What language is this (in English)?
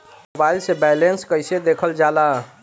Bhojpuri